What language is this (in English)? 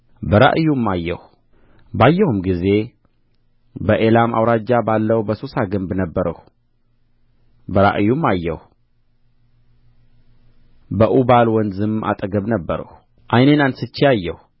Amharic